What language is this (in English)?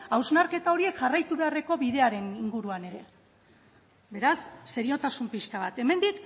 Basque